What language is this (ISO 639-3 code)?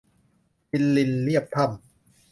tha